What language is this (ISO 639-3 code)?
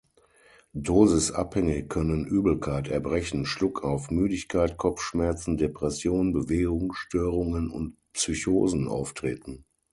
deu